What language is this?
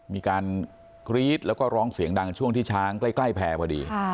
Thai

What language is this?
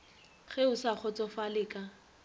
Northern Sotho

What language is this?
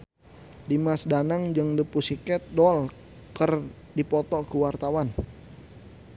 Sundanese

